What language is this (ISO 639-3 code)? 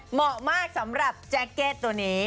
tha